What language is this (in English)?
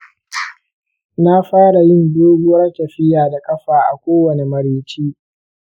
Hausa